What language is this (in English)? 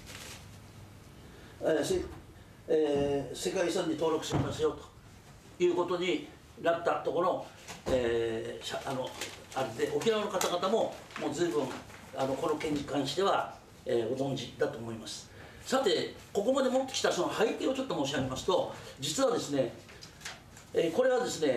Japanese